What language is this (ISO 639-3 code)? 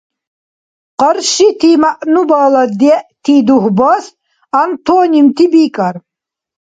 dar